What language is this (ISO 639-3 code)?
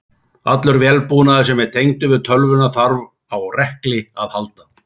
isl